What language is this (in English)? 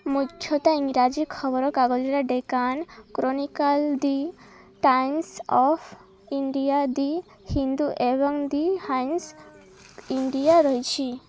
Odia